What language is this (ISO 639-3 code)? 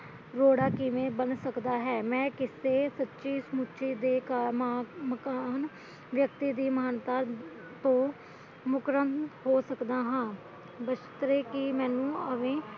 pan